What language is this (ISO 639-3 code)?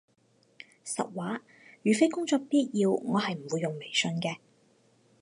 yue